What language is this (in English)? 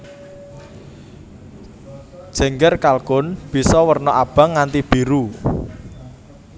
Javanese